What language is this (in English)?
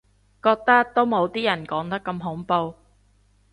Cantonese